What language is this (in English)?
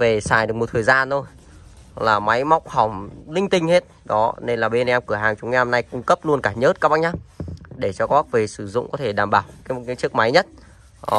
Vietnamese